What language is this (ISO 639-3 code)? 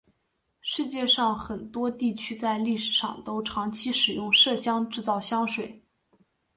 zho